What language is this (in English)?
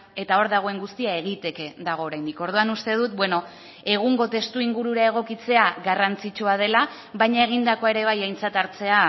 Basque